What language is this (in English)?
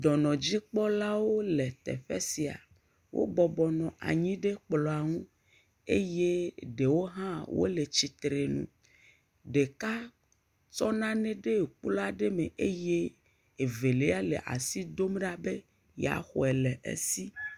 Ewe